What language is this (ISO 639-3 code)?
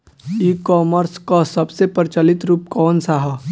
bho